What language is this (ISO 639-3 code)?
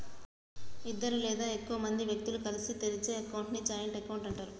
tel